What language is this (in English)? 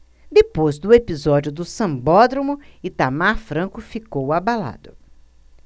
Portuguese